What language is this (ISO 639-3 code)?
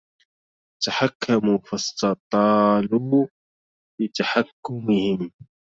ara